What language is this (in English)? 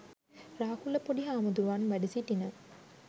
Sinhala